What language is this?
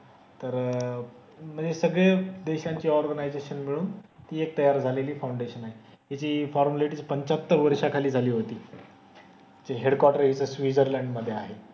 Marathi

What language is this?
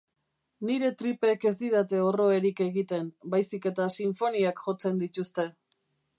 Basque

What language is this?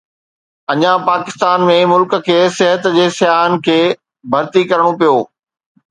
Sindhi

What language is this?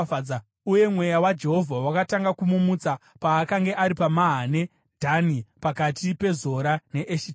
Shona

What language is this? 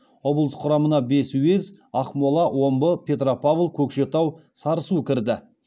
Kazakh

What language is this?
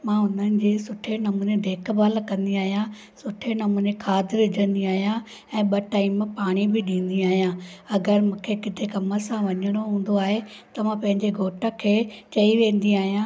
Sindhi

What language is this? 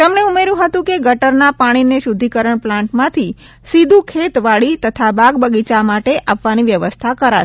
Gujarati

